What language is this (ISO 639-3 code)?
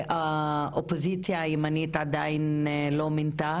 heb